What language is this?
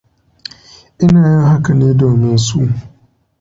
Hausa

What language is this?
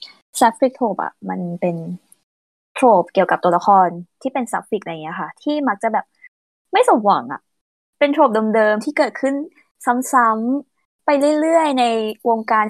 Thai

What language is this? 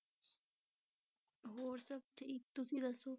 Punjabi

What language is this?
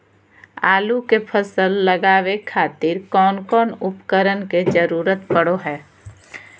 Magahi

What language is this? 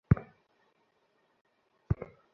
Bangla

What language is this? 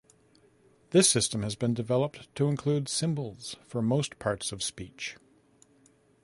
English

